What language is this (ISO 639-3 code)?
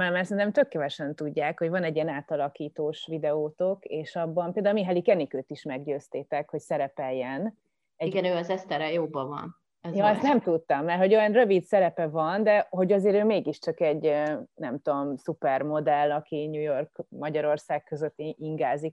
hun